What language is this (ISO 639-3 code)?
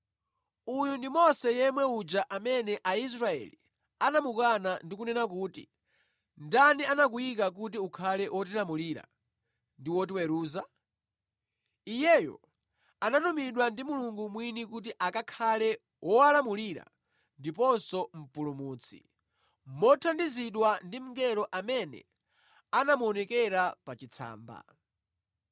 nya